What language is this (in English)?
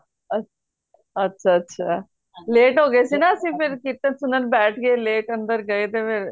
Punjabi